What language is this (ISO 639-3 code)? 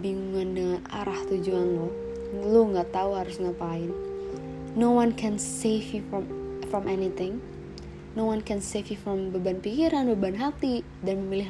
ind